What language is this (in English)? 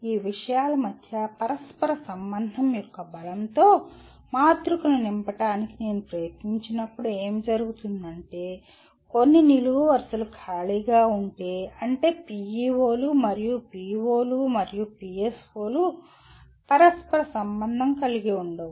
Telugu